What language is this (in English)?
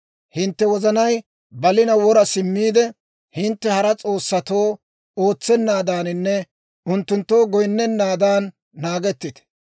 Dawro